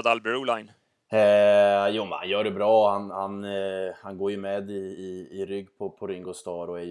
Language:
Swedish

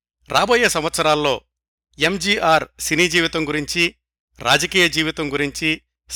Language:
Telugu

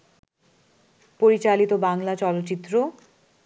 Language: Bangla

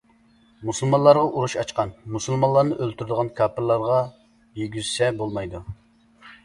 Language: Uyghur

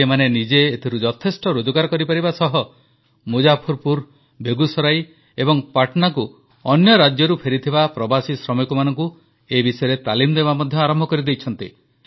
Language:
Odia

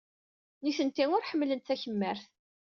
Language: Kabyle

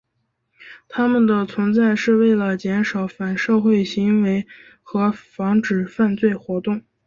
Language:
Chinese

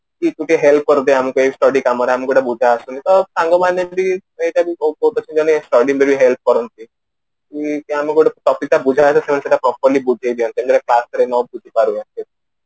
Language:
Odia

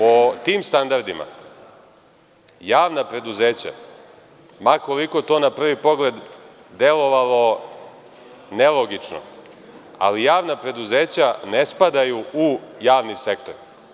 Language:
Serbian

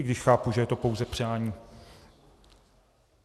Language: Czech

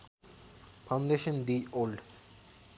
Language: Nepali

